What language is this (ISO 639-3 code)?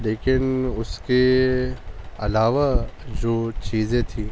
urd